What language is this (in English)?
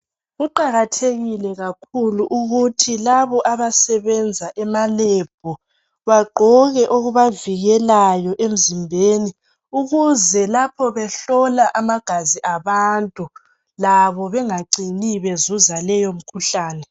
North Ndebele